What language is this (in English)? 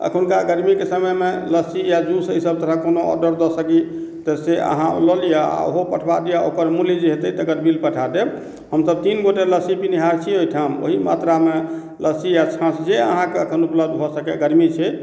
Maithili